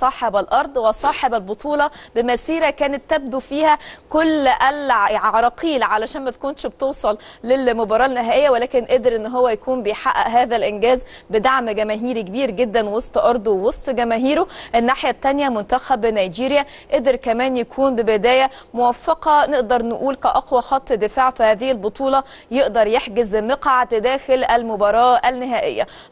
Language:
Arabic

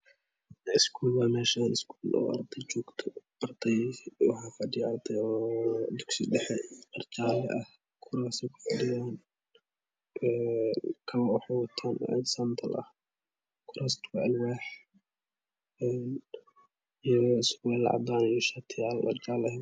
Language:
Somali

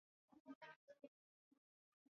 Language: Swahili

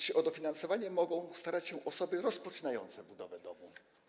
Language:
Polish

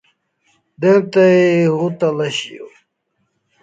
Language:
Kalasha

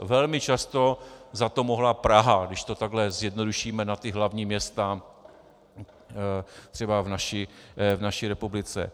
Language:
Czech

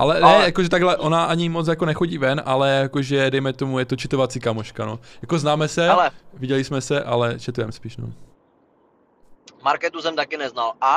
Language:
Czech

